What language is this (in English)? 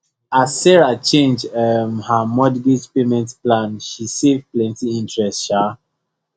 Nigerian Pidgin